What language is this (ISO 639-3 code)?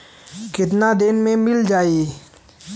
bho